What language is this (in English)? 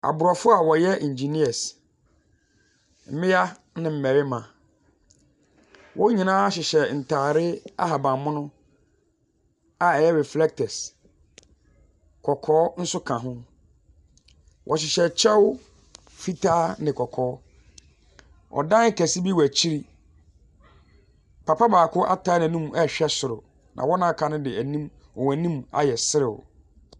Akan